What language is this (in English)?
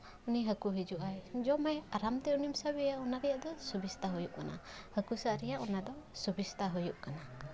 Santali